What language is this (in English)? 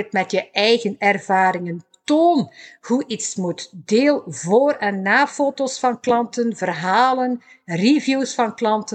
Dutch